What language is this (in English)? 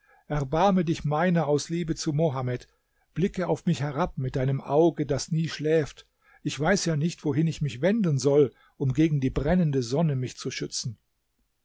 German